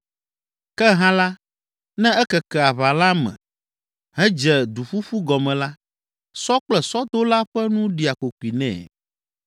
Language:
Ewe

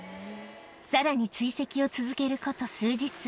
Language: Japanese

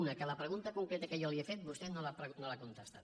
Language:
Catalan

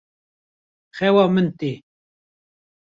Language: Kurdish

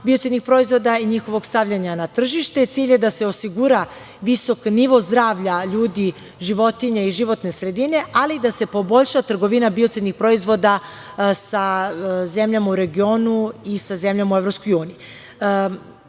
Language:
Serbian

